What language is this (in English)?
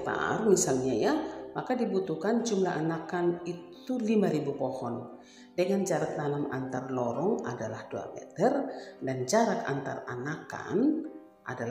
Indonesian